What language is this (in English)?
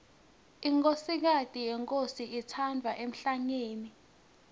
Swati